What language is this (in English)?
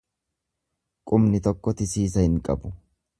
Oromo